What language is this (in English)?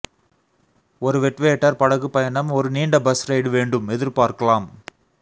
Tamil